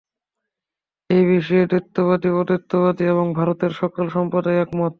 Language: Bangla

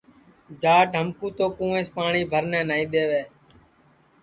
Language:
Sansi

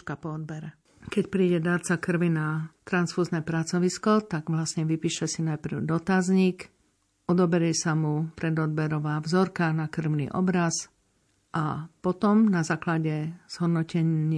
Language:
Slovak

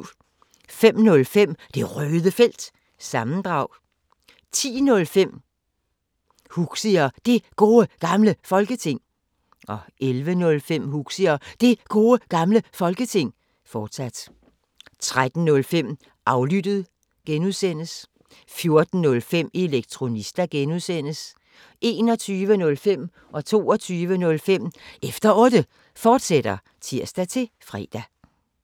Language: Danish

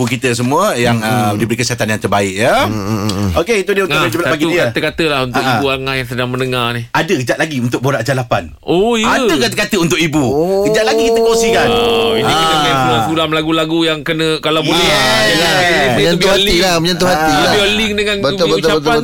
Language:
Malay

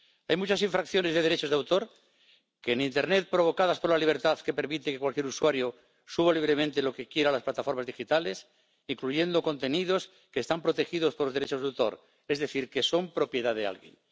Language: Spanish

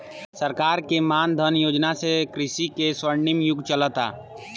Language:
Bhojpuri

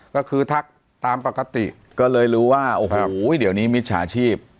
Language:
Thai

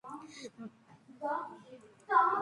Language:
Georgian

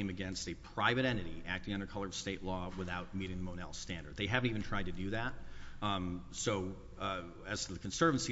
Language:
English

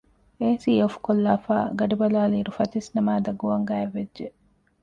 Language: Divehi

